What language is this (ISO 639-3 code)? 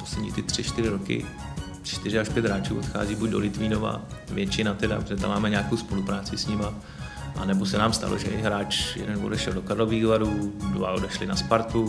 ces